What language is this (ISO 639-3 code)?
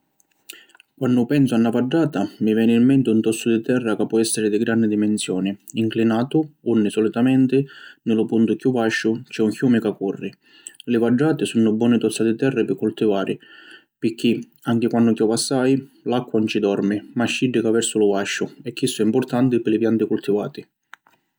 scn